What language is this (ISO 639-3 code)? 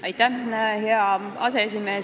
est